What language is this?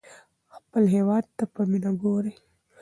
Pashto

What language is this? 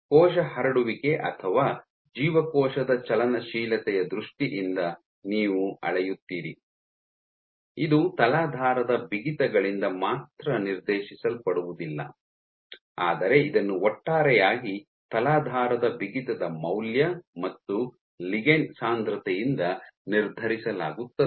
Kannada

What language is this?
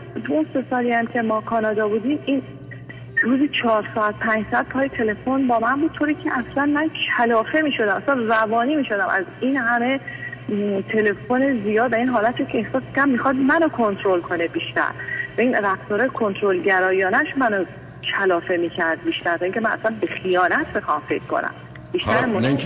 Persian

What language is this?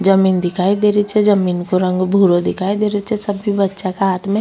Rajasthani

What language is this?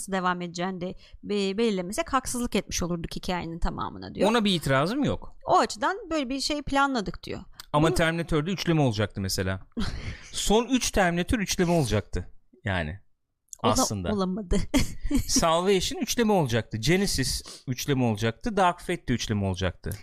Turkish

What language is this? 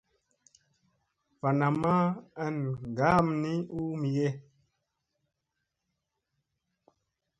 Musey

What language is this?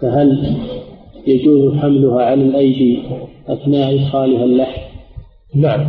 Arabic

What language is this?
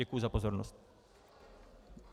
Czech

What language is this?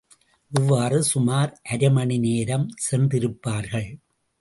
Tamil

